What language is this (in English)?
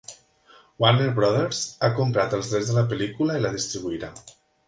Catalan